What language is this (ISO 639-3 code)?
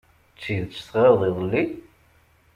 kab